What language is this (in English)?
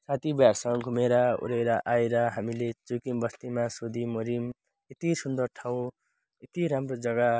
Nepali